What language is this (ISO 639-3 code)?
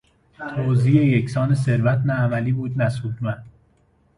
fas